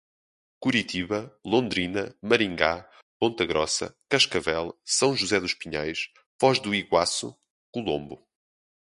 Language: Portuguese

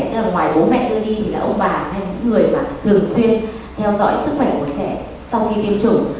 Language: Vietnamese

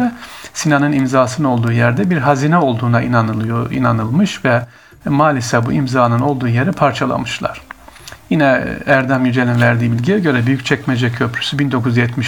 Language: Turkish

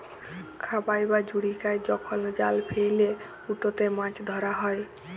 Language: Bangla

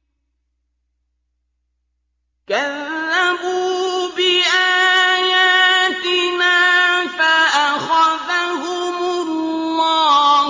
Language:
Arabic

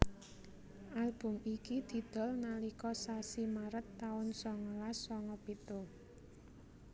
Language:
Javanese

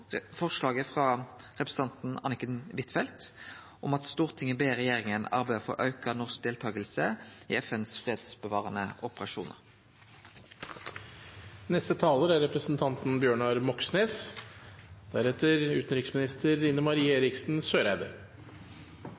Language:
Norwegian Nynorsk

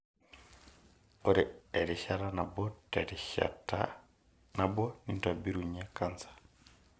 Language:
Masai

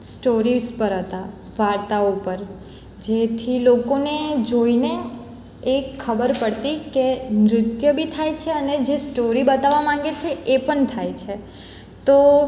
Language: Gujarati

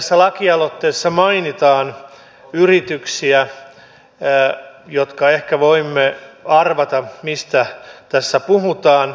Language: Finnish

